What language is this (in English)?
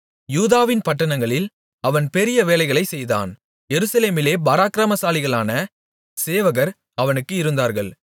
Tamil